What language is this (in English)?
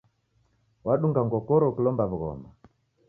Taita